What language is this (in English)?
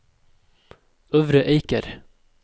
Norwegian